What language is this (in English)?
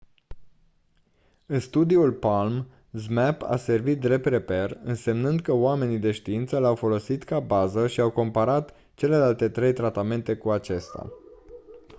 Romanian